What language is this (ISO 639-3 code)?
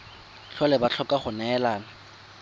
tsn